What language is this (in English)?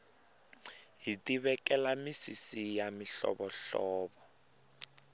Tsonga